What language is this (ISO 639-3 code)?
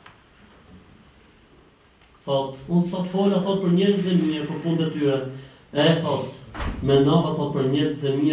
tur